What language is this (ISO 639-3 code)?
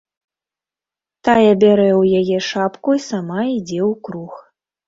bel